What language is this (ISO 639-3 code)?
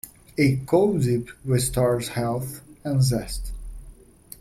eng